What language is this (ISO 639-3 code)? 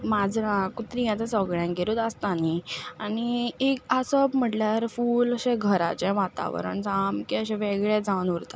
kok